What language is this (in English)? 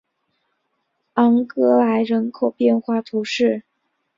Chinese